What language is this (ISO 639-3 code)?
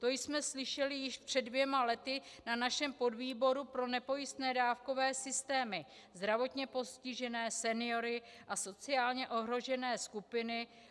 ces